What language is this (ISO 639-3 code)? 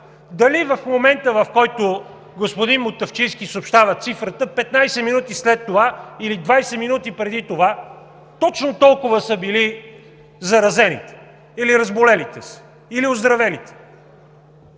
bul